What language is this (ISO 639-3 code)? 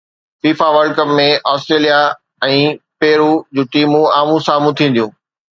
snd